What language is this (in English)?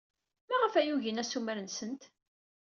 Kabyle